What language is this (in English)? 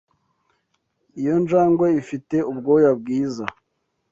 Kinyarwanda